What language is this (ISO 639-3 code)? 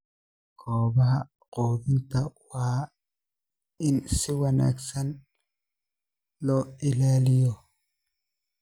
som